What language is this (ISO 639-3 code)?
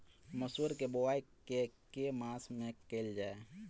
mai